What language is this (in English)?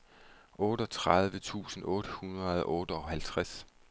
Danish